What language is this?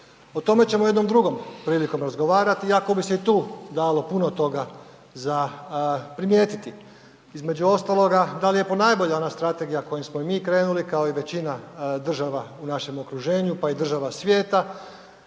Croatian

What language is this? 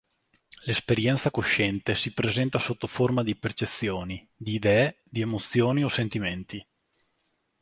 Italian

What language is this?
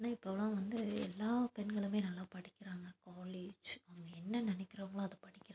Tamil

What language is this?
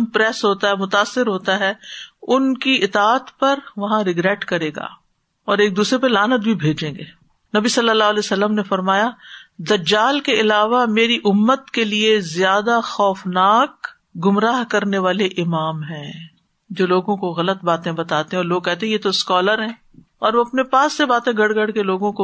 Urdu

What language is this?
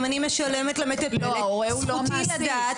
Hebrew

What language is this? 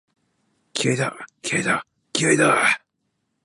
Japanese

